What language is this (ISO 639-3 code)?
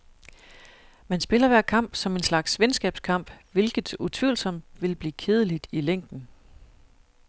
dan